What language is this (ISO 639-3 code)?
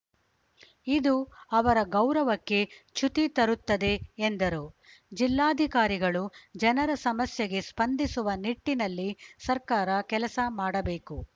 kan